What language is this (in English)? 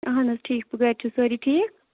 Kashmiri